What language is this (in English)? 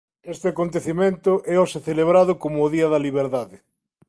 Galician